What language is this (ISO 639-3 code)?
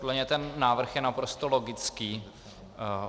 ces